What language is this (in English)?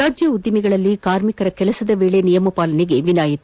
Kannada